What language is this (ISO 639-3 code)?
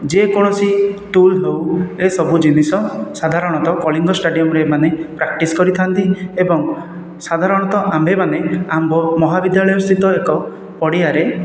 ori